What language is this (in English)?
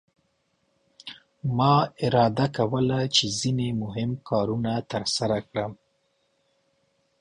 Pashto